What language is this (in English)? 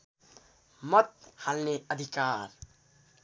Nepali